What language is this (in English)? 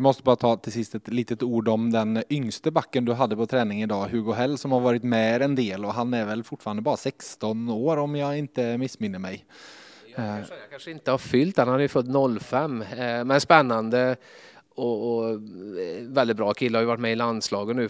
Swedish